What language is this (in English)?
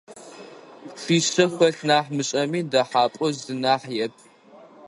Adyghe